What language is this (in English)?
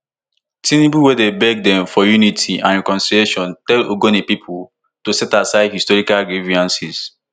Nigerian Pidgin